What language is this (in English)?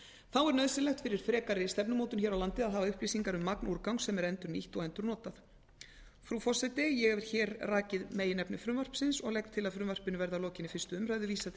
Icelandic